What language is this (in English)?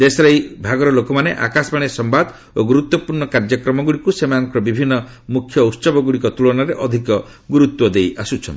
Odia